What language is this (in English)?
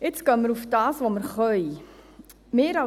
Swiss German